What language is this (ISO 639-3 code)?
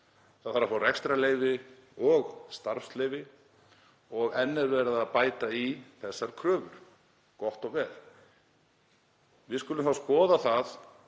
isl